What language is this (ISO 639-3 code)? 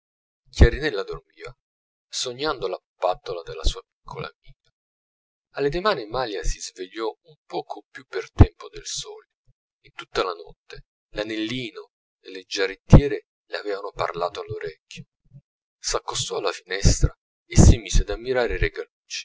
ita